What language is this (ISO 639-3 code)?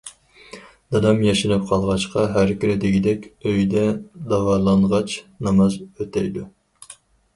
uig